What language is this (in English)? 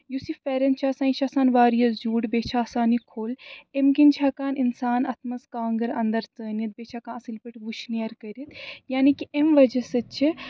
Kashmiri